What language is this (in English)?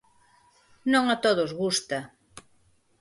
Galician